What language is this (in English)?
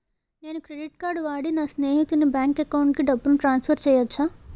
Telugu